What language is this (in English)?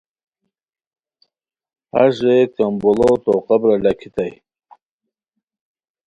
Khowar